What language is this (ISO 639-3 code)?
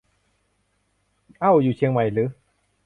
tha